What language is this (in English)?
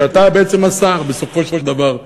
Hebrew